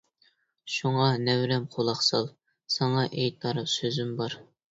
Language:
Uyghur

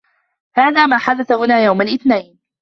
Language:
Arabic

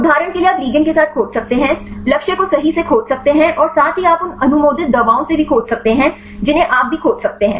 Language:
Hindi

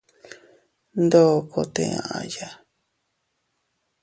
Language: Teutila Cuicatec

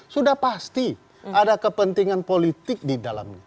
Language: Indonesian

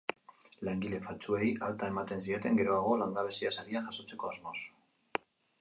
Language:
Basque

